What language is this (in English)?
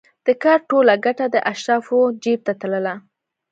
Pashto